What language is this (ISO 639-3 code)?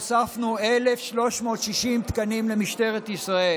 heb